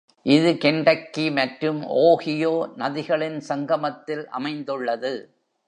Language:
Tamil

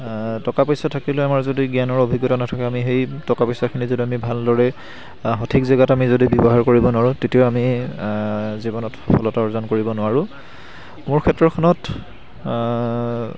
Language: Assamese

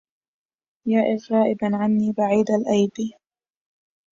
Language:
Arabic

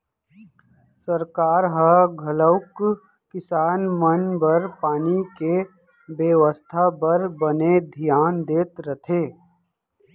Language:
Chhattisgarhi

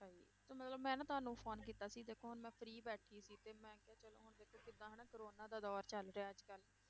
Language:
Punjabi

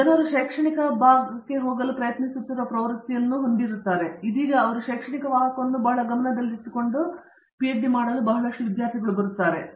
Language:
Kannada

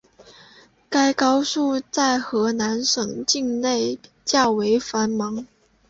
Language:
Chinese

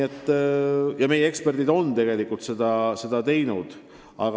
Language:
Estonian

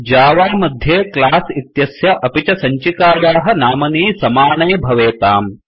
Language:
Sanskrit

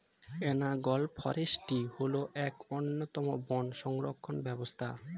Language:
Bangla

